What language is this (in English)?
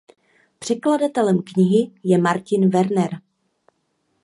Czech